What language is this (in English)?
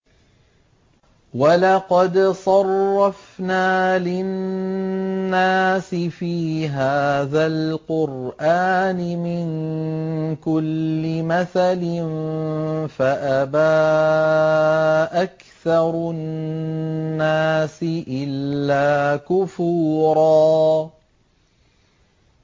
Arabic